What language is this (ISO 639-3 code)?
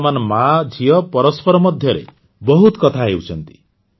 ori